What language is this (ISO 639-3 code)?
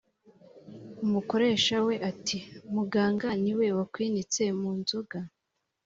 kin